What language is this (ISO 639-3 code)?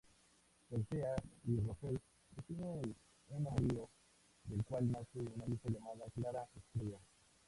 spa